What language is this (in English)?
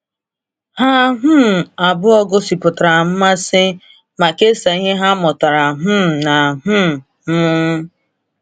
Igbo